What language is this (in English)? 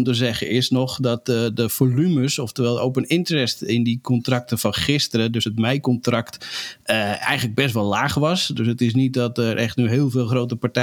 Dutch